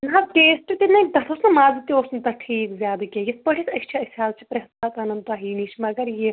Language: Kashmiri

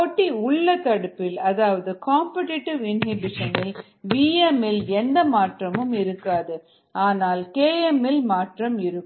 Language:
Tamil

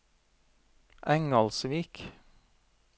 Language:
Norwegian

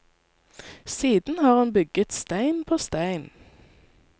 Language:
Norwegian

